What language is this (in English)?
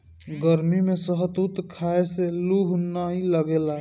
Bhojpuri